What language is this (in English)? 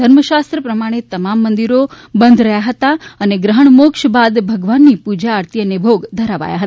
Gujarati